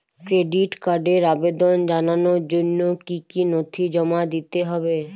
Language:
Bangla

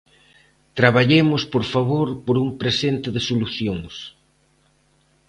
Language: Galician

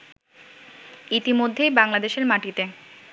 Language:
Bangla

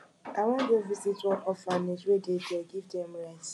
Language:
Nigerian Pidgin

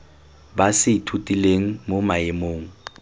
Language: Tswana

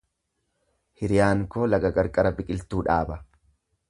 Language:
Oromo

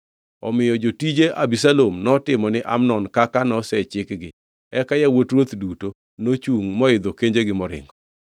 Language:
Luo (Kenya and Tanzania)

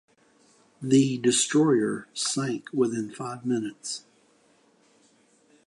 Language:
English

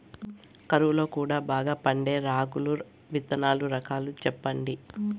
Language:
Telugu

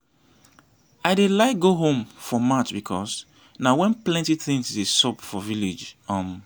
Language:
Nigerian Pidgin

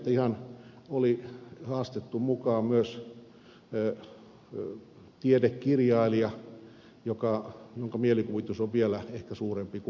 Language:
Finnish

